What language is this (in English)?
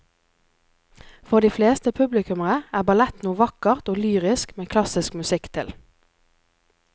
Norwegian